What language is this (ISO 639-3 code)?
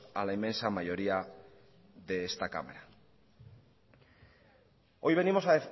spa